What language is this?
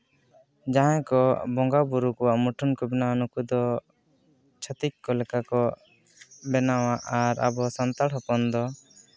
Santali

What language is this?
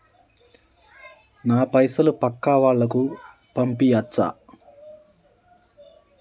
Telugu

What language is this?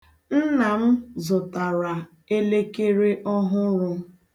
Igbo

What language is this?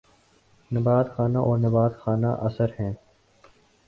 Urdu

